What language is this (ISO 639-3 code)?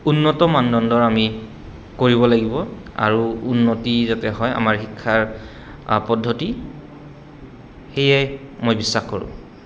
asm